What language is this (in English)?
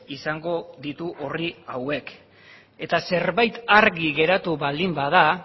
Basque